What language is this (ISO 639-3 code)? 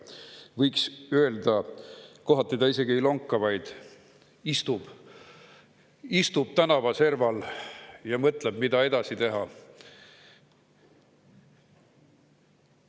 est